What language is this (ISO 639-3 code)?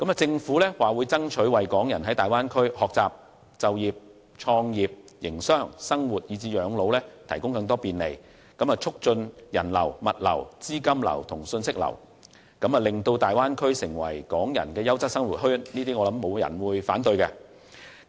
yue